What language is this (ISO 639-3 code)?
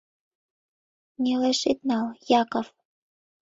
chm